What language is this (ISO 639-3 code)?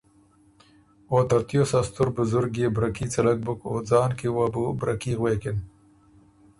oru